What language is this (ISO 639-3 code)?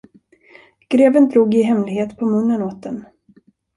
swe